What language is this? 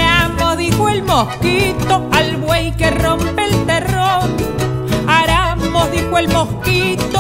Spanish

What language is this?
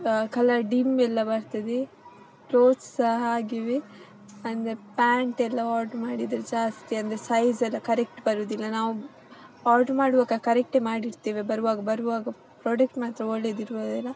Kannada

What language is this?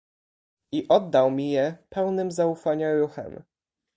Polish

